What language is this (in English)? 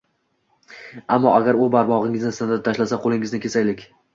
Uzbek